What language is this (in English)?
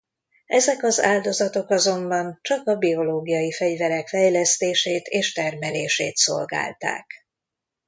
Hungarian